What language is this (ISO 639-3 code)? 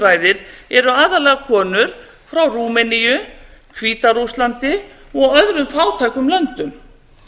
isl